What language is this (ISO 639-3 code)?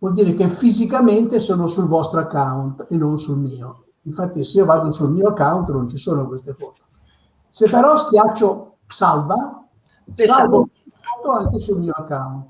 ita